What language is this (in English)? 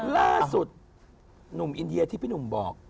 Thai